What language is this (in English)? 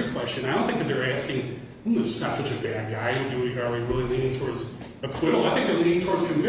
English